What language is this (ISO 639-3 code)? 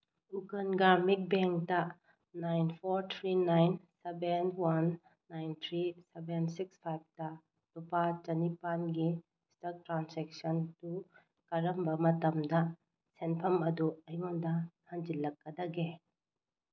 mni